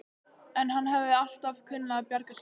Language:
Icelandic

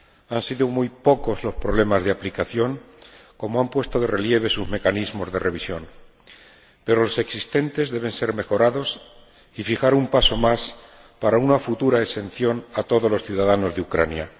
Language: Spanish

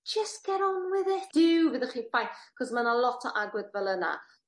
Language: Welsh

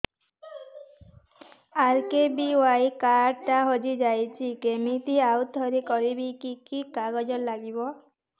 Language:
Odia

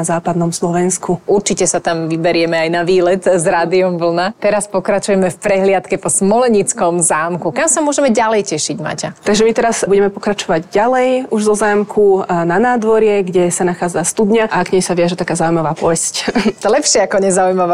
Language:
Slovak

